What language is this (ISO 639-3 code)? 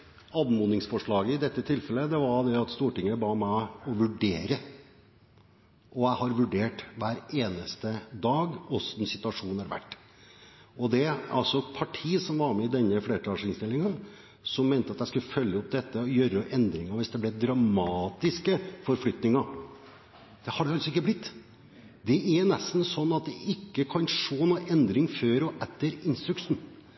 nor